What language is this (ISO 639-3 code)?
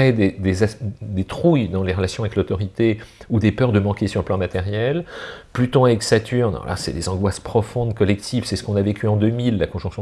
fra